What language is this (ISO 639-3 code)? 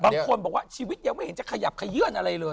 tha